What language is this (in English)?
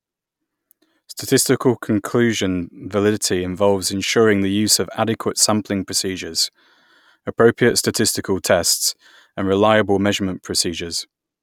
English